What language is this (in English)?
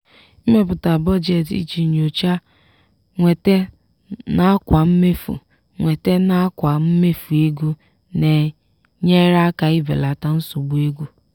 Igbo